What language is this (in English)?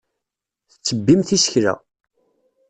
Kabyle